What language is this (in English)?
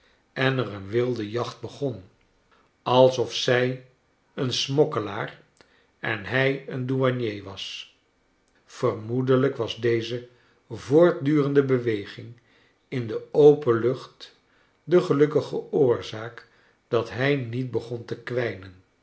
Dutch